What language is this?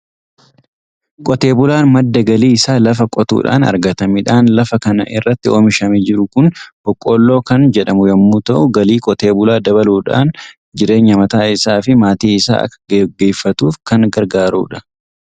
Oromo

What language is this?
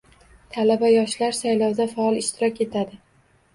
Uzbek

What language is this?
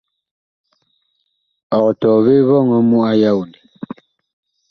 Bakoko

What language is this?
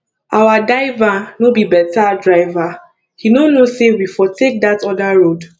Nigerian Pidgin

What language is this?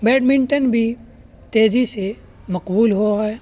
Urdu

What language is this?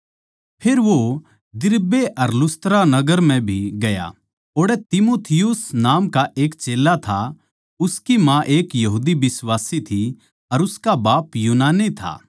Haryanvi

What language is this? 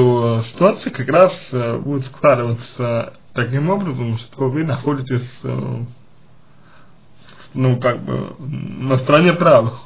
Russian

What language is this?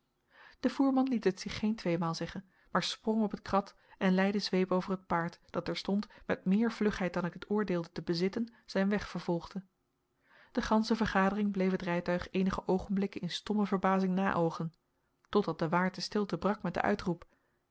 Dutch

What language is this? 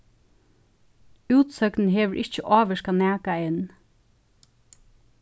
Faroese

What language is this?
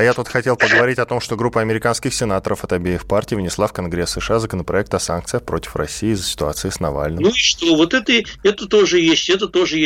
Russian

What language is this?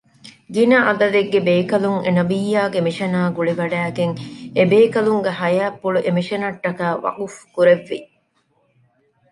Divehi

